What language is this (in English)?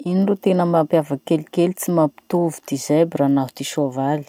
Masikoro Malagasy